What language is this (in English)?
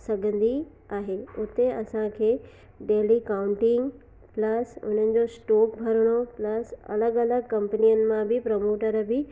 Sindhi